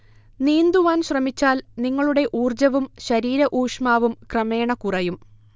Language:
Malayalam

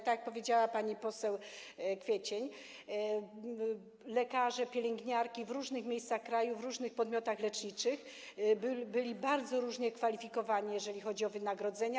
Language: Polish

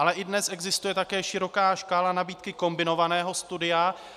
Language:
Czech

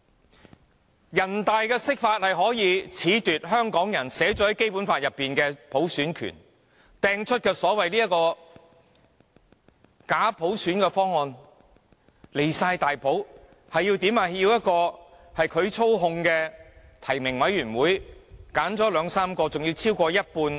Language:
Cantonese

